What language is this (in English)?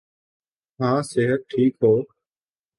Urdu